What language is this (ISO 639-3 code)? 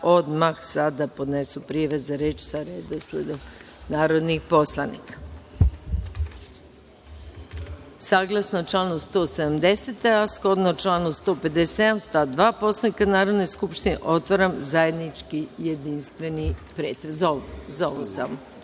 srp